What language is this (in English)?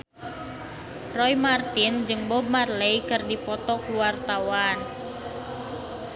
Sundanese